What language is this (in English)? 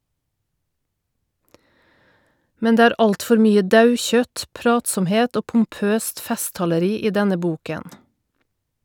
Norwegian